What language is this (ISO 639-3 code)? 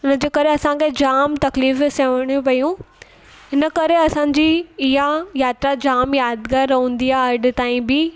snd